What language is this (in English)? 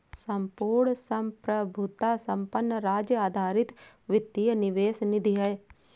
Hindi